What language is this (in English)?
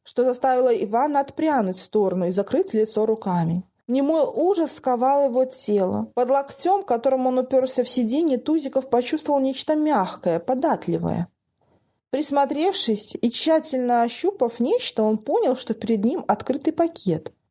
Russian